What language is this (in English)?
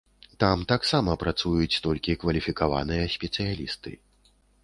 Belarusian